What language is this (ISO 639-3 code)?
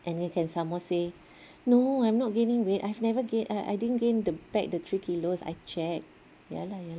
eng